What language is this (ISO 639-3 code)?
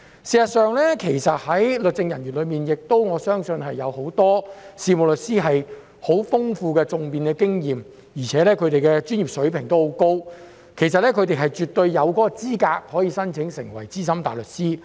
yue